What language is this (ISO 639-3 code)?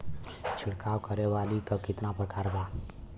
bho